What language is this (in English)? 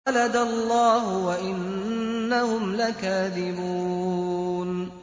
Arabic